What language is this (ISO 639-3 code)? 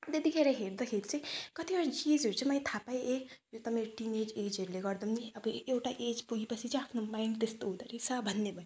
nep